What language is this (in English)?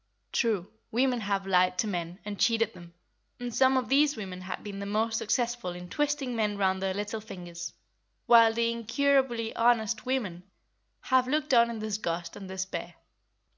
English